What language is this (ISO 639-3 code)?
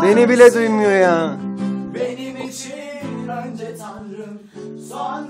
tur